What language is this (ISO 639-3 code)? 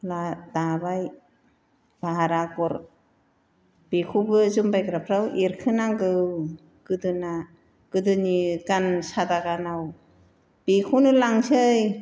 brx